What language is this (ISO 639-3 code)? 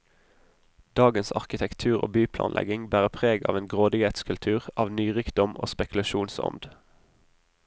nor